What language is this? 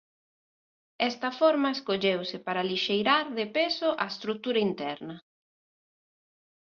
Galician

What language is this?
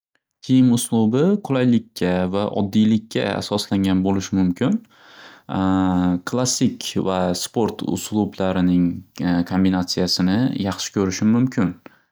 Uzbek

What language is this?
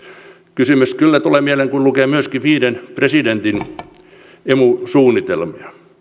Finnish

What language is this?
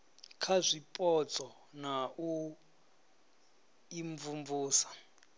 Venda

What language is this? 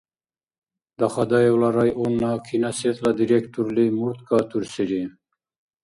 Dargwa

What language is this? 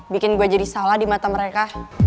Indonesian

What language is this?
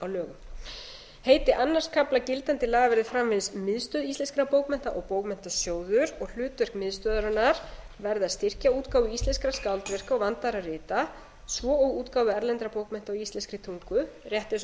Icelandic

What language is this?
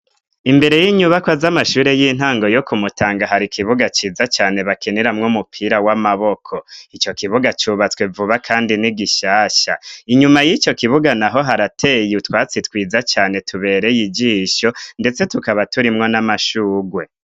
Rundi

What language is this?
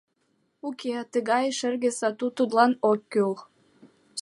Mari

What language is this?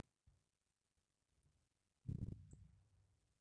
Masai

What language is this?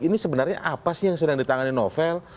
Indonesian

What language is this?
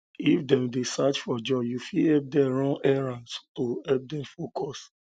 Nigerian Pidgin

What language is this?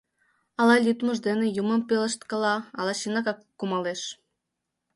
Mari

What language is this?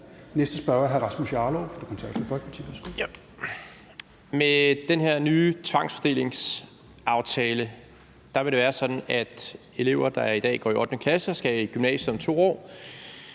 Danish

